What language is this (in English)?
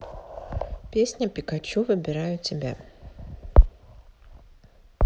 Russian